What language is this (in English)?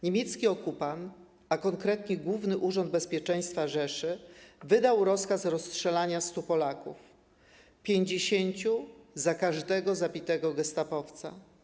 Polish